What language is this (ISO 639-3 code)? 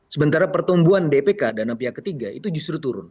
ind